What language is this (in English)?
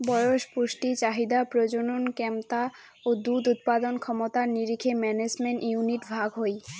Bangla